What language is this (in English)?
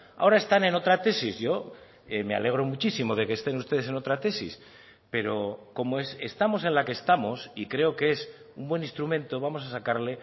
Spanish